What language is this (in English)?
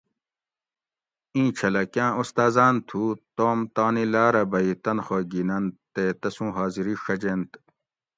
Gawri